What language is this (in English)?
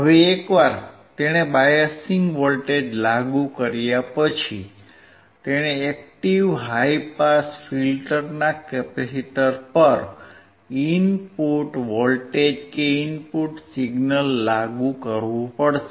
Gujarati